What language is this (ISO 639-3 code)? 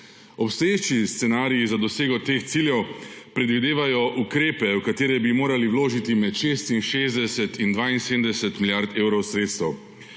slv